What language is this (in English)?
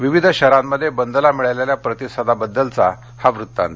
Marathi